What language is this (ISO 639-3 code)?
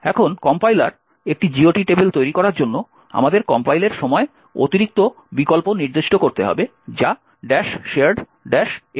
ben